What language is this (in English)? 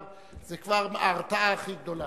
Hebrew